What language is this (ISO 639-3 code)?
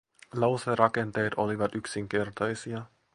fin